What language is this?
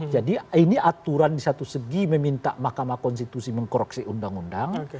Indonesian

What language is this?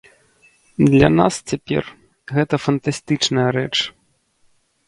Belarusian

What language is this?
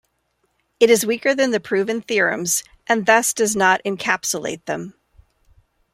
English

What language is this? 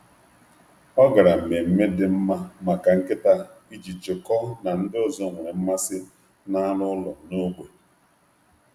Igbo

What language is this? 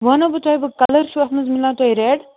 Kashmiri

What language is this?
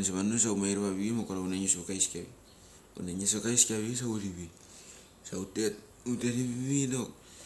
Mali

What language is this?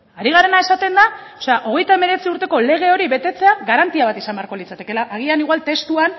Basque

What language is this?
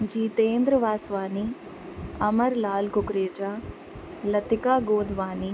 Sindhi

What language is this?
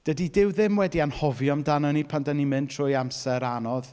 Welsh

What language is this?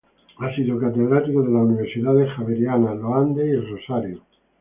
Spanish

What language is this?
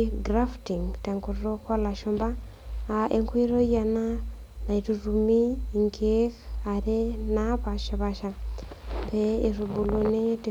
Masai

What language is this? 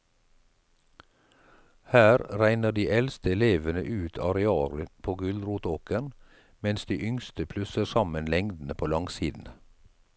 Norwegian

